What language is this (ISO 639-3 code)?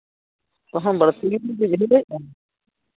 sat